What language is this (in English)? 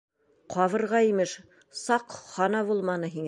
Bashkir